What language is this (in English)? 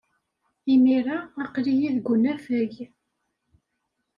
Kabyle